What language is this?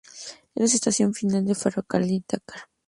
Spanish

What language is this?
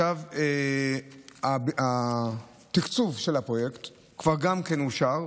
Hebrew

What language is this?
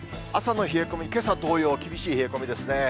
Japanese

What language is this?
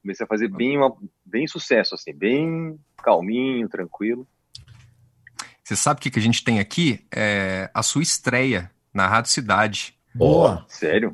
Portuguese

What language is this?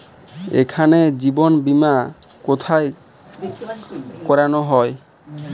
Bangla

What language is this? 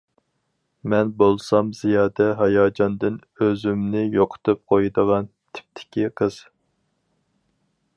Uyghur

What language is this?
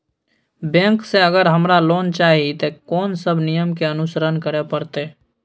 Maithili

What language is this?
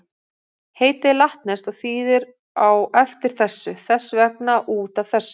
Icelandic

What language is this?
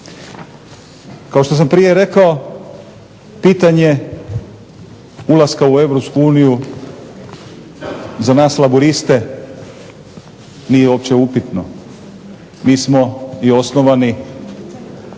Croatian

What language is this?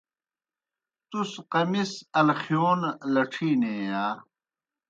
Kohistani Shina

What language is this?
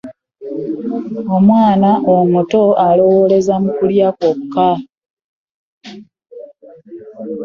Ganda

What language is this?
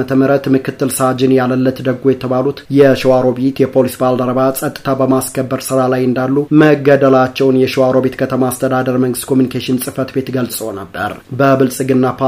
Amharic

